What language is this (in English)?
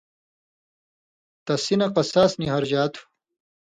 Indus Kohistani